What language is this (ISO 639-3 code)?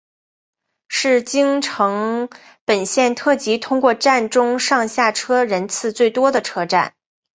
zho